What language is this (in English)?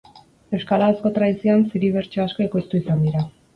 Basque